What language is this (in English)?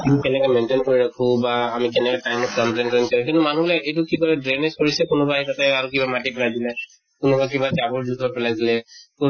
Assamese